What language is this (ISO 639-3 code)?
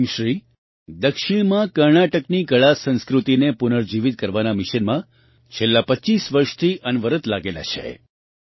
guj